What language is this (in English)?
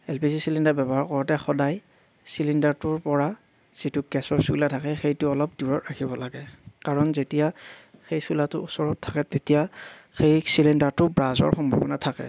Assamese